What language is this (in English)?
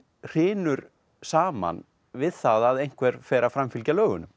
Icelandic